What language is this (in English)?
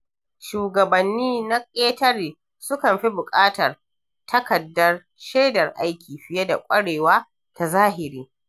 Hausa